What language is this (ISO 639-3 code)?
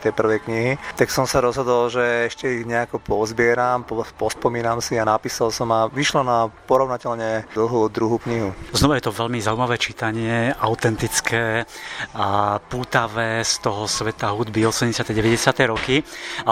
slk